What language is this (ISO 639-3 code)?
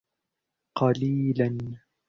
ara